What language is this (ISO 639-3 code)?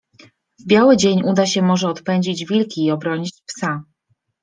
pol